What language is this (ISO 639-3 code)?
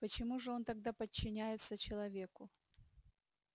rus